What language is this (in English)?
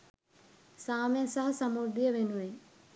Sinhala